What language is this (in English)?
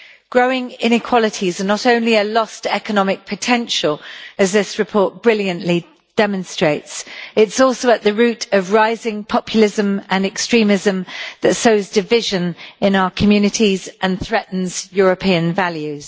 English